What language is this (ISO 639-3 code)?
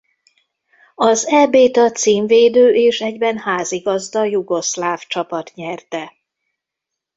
hun